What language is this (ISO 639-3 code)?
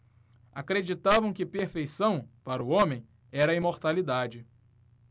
por